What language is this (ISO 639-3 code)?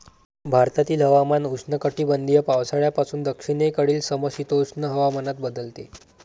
mar